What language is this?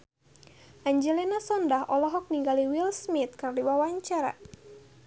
Sundanese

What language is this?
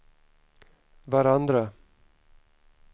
Swedish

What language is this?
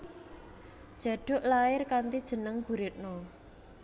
Javanese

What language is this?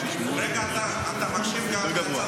Hebrew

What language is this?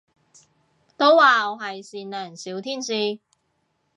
Cantonese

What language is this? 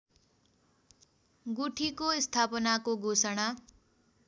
Nepali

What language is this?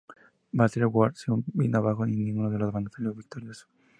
Spanish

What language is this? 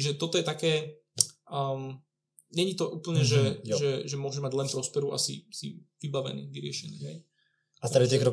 Czech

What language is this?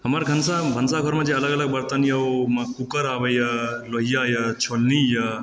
Maithili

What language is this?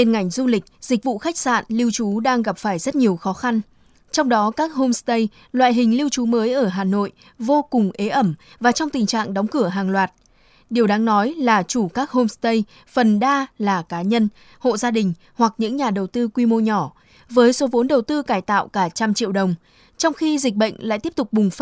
Vietnamese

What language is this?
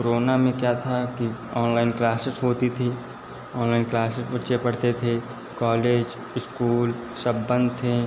Hindi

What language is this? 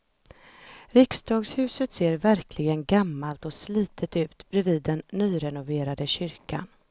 Swedish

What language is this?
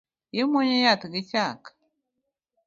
Luo (Kenya and Tanzania)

